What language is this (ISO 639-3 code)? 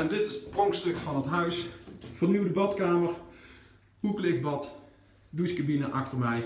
nld